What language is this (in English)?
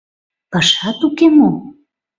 Mari